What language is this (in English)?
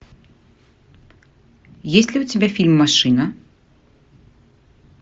Russian